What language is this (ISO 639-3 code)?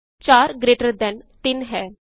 pan